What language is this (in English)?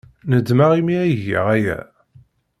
Kabyle